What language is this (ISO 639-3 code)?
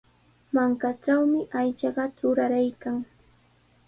qws